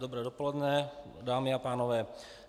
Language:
Czech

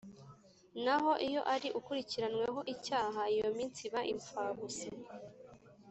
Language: Kinyarwanda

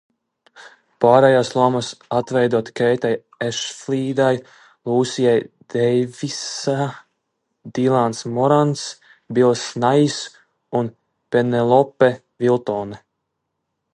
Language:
Latvian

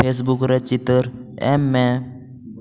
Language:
Santali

